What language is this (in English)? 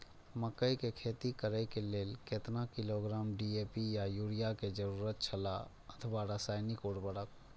Maithili